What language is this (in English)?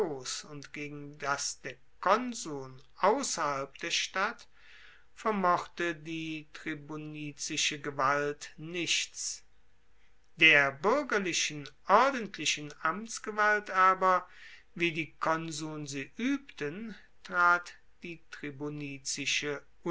German